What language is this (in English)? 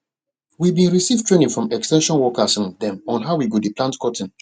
Nigerian Pidgin